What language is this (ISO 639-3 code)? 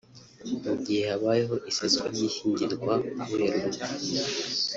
kin